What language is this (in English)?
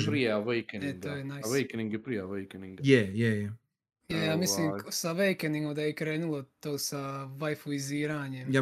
Croatian